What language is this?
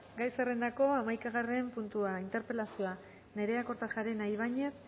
Basque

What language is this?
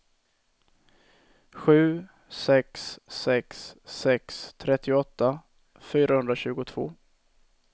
Swedish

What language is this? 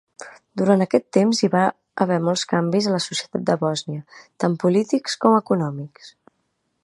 Catalan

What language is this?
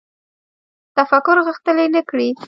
Pashto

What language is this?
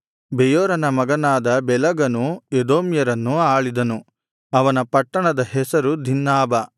Kannada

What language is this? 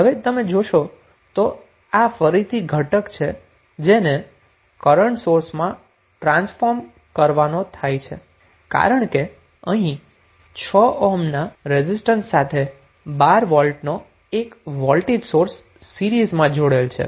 Gujarati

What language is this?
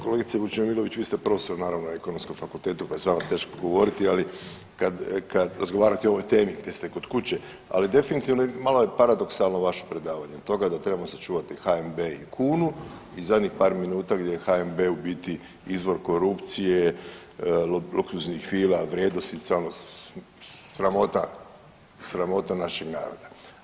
Croatian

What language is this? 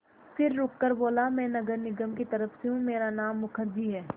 Hindi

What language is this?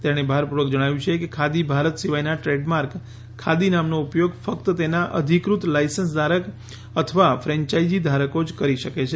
Gujarati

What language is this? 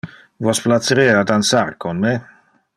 Interlingua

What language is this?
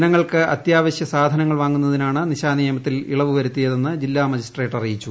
Malayalam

